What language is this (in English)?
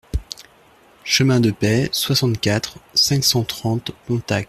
French